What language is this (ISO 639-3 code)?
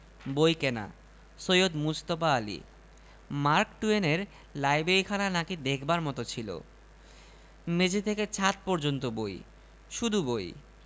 ben